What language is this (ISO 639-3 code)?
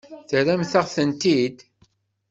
kab